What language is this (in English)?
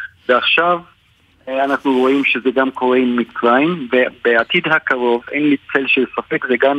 Hebrew